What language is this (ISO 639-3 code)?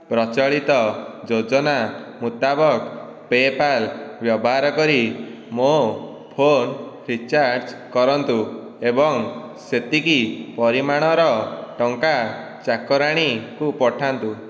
ori